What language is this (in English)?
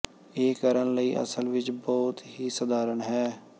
Punjabi